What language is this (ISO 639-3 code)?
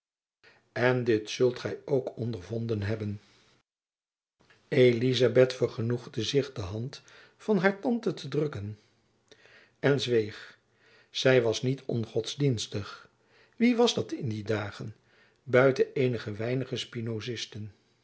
nld